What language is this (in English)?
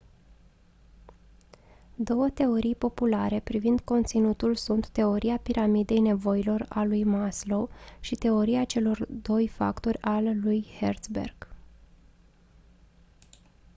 Romanian